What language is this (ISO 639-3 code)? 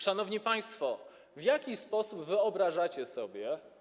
pol